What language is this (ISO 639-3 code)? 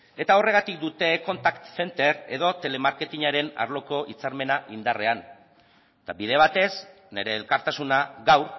eus